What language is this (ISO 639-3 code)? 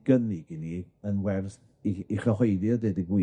cym